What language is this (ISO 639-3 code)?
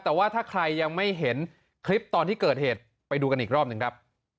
tha